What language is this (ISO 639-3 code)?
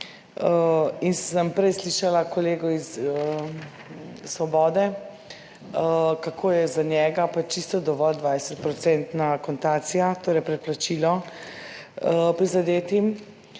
slv